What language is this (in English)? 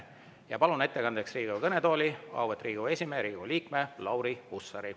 Estonian